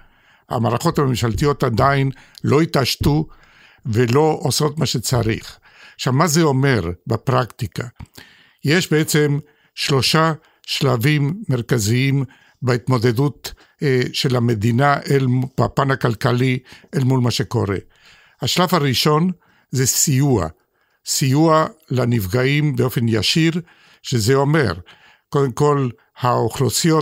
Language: Hebrew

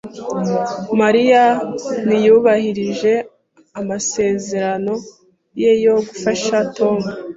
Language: Kinyarwanda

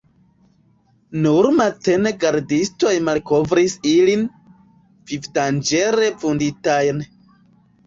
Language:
Esperanto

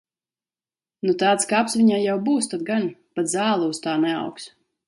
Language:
Latvian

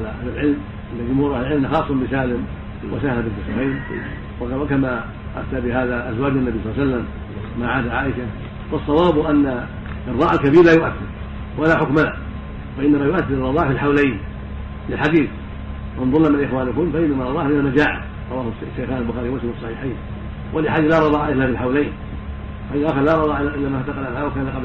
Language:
Arabic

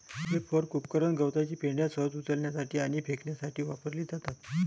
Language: Marathi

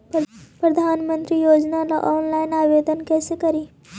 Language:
Magahi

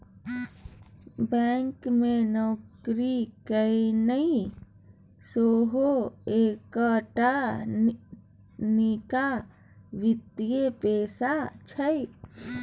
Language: Maithili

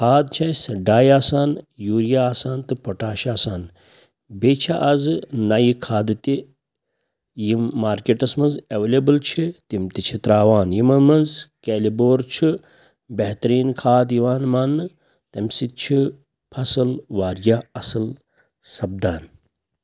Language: Kashmiri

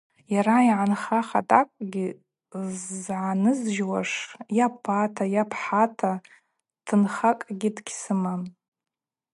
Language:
Abaza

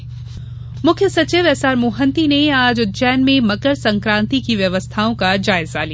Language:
Hindi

